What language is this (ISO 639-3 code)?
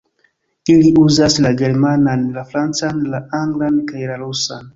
epo